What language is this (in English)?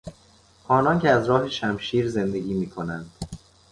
Persian